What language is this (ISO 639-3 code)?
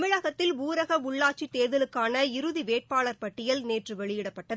tam